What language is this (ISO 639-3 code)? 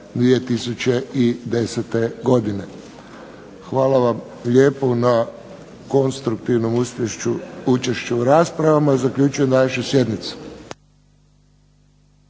hrv